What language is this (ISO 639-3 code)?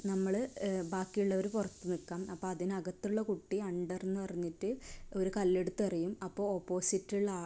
mal